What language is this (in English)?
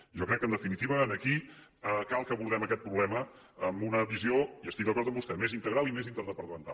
Catalan